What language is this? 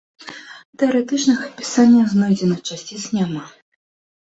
Belarusian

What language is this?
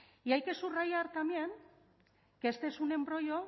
Spanish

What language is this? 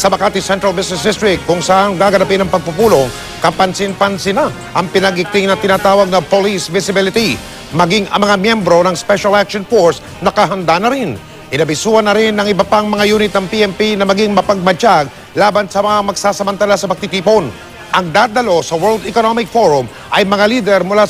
Filipino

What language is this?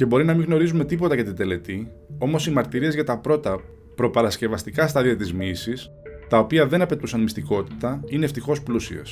Greek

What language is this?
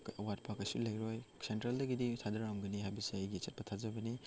Manipuri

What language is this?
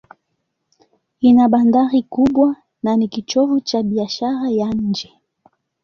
Swahili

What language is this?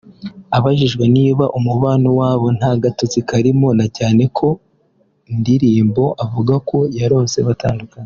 Kinyarwanda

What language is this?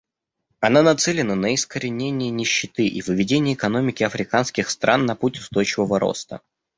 Russian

